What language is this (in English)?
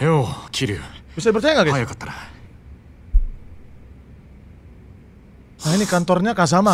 Indonesian